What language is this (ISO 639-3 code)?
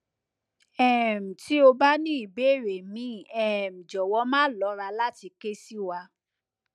yor